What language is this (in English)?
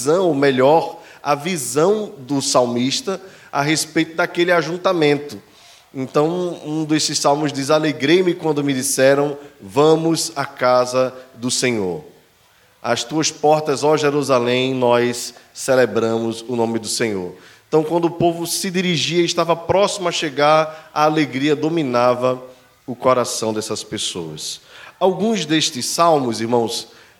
Portuguese